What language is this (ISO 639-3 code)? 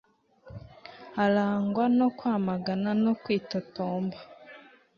kin